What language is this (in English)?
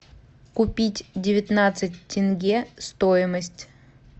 Russian